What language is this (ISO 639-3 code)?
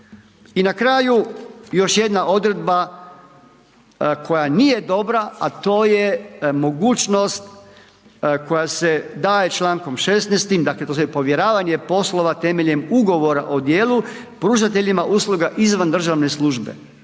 hrv